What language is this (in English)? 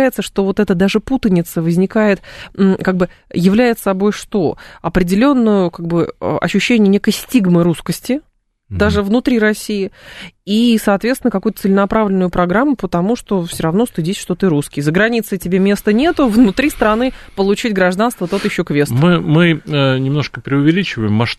Russian